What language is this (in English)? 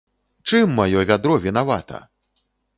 Belarusian